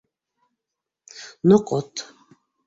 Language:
Bashkir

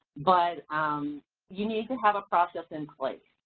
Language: English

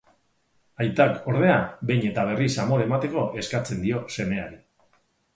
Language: Basque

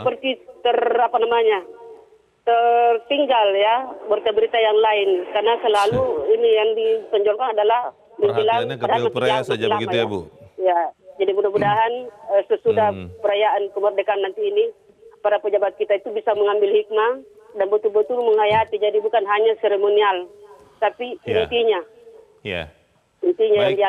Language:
Indonesian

